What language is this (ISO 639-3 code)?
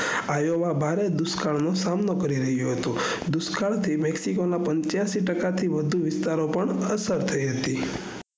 guj